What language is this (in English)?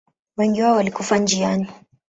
Swahili